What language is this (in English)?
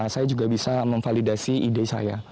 Indonesian